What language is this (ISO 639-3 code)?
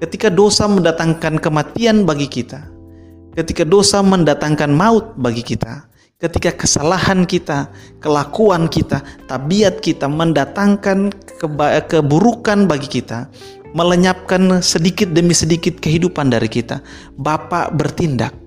ind